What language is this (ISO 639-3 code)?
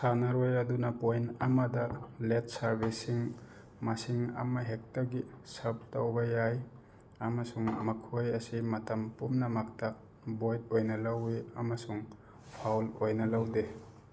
mni